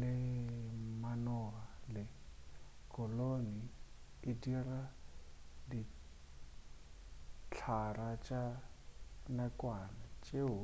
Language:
Northern Sotho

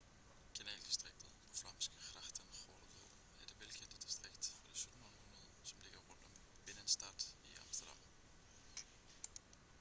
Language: Danish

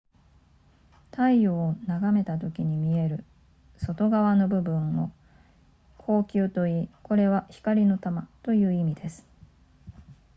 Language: Japanese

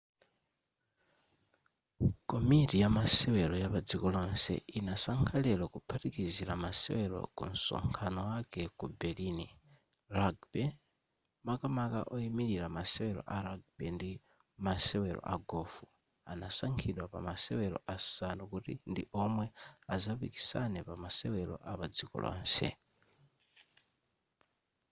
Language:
Nyanja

